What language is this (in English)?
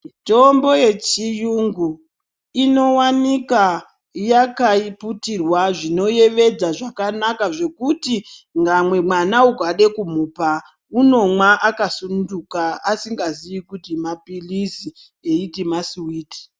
Ndau